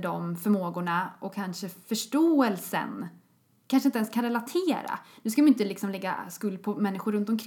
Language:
Swedish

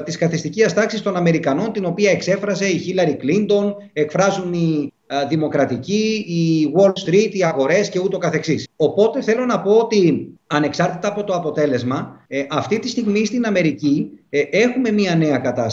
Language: Greek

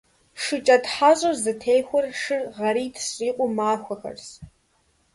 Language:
Kabardian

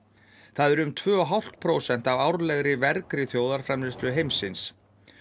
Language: Icelandic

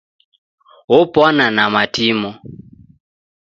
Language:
Taita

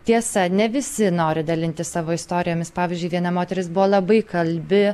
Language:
Lithuanian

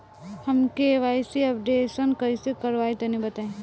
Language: Bhojpuri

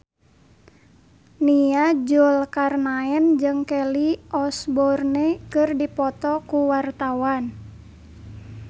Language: Sundanese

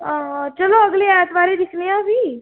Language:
Dogri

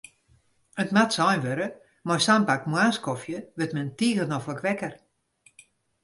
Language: Western Frisian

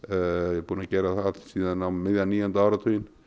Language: Icelandic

